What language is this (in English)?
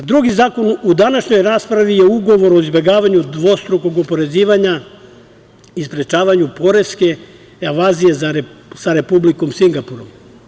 Serbian